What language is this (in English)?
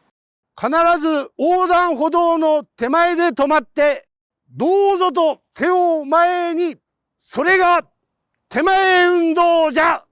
Japanese